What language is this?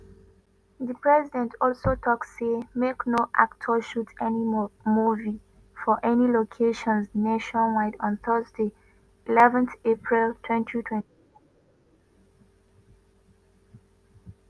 Nigerian Pidgin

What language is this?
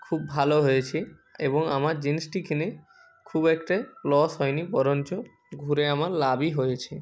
Bangla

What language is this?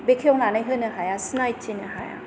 Bodo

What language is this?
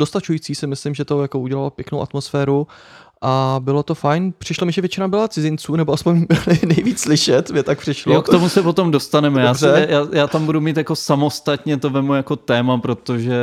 Czech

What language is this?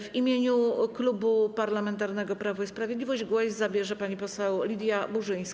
Polish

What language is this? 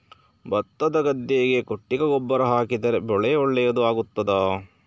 Kannada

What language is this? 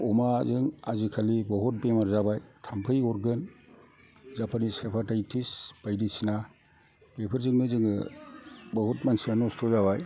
Bodo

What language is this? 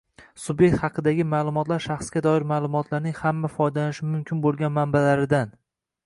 Uzbek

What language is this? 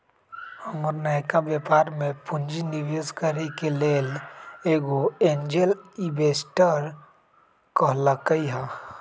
Magahi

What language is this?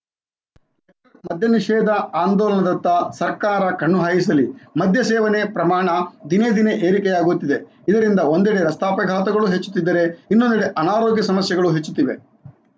Kannada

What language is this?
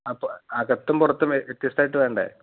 Malayalam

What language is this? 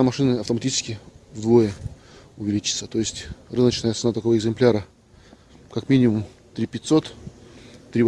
Russian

